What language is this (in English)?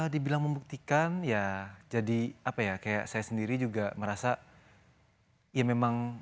Indonesian